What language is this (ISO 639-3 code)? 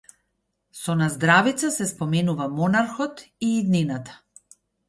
mkd